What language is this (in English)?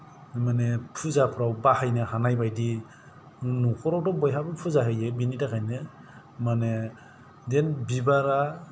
Bodo